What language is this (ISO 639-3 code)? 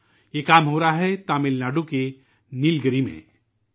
urd